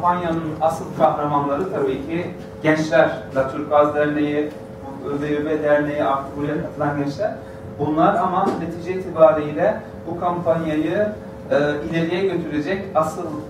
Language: Turkish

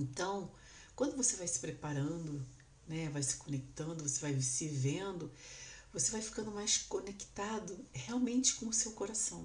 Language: Portuguese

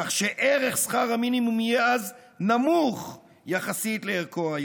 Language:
Hebrew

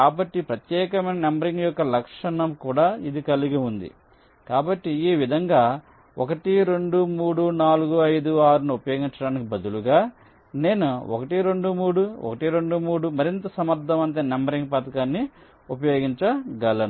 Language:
Telugu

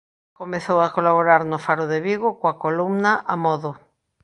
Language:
Galician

